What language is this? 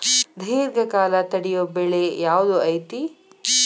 Kannada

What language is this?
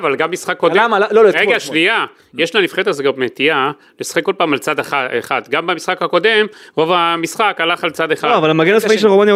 Hebrew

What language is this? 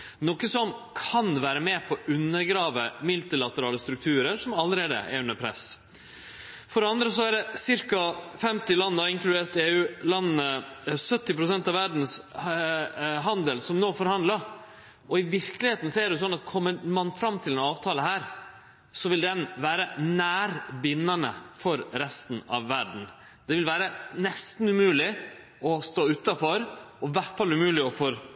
Norwegian Nynorsk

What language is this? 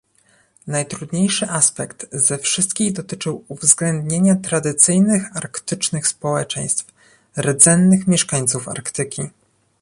Polish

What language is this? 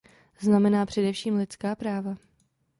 Czech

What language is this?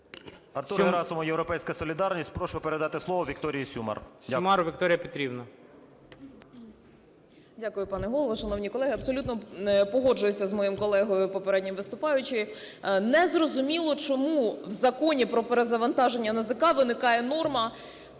Ukrainian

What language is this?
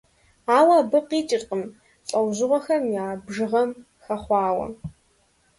Kabardian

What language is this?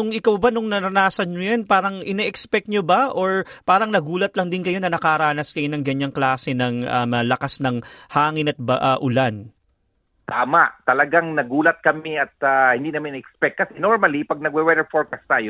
Filipino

